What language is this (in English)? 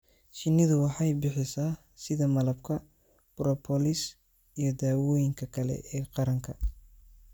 Somali